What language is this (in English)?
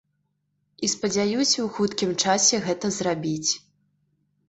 Belarusian